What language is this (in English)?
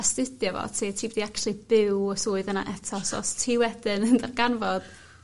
Welsh